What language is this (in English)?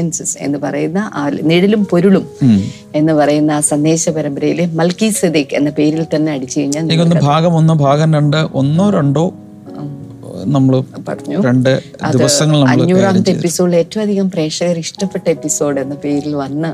Malayalam